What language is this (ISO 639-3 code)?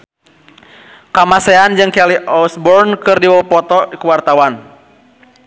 sun